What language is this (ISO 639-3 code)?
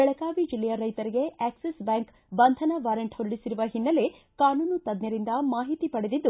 kan